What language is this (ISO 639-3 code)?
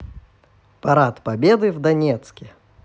rus